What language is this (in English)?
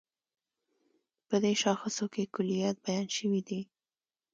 Pashto